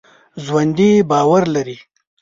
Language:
Pashto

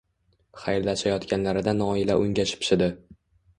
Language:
Uzbek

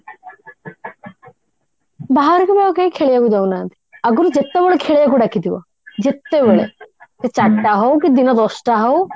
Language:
Odia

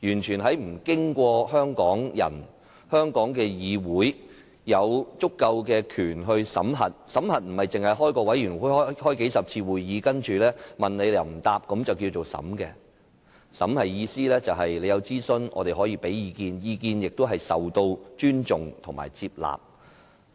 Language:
Cantonese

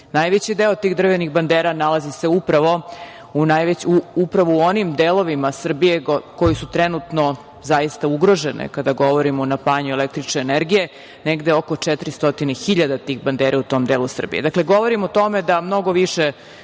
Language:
Serbian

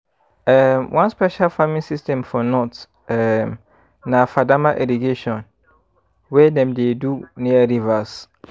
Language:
Nigerian Pidgin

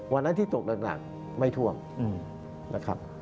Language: Thai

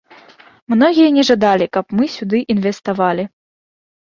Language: Belarusian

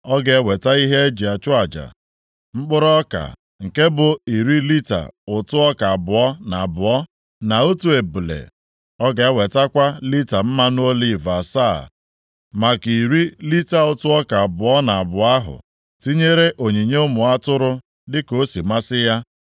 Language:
Igbo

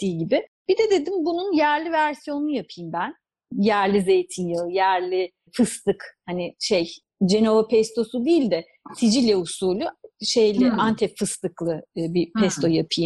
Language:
Turkish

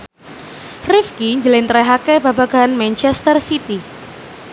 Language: Javanese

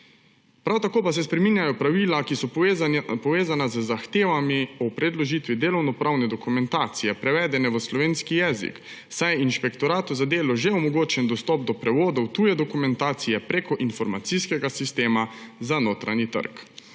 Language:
Slovenian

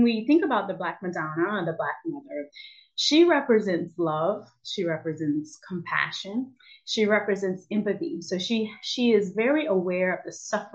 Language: English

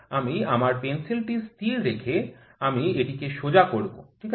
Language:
Bangla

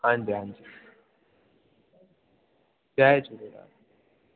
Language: Sindhi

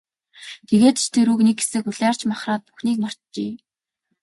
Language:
Mongolian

